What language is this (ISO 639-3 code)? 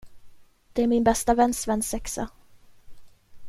swe